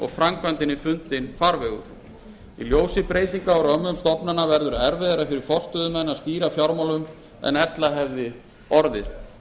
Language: Icelandic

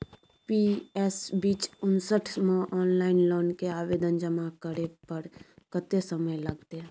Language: Maithili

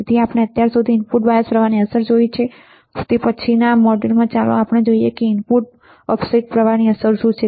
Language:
Gujarati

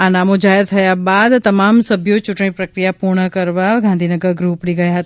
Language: Gujarati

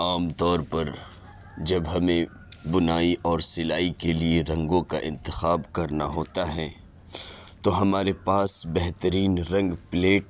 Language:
Urdu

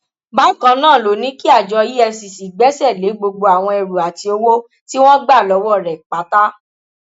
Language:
Yoruba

